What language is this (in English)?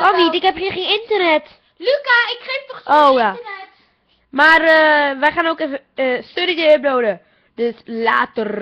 Dutch